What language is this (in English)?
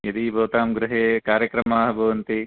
Sanskrit